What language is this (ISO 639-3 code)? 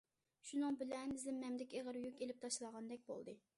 uig